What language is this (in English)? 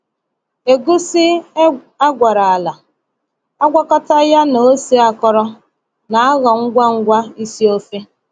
Igbo